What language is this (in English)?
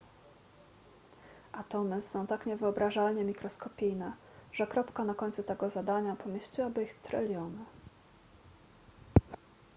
Polish